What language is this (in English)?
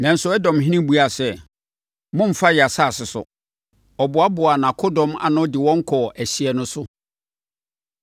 Akan